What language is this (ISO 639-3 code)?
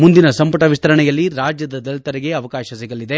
kan